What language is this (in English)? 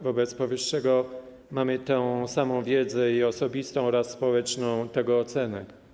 Polish